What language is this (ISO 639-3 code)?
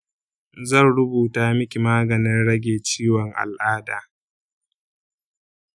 hau